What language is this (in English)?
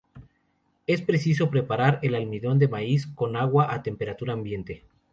Spanish